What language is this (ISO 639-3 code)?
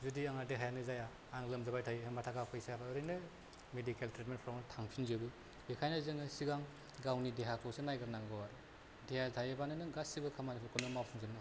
brx